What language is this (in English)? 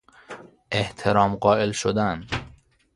Persian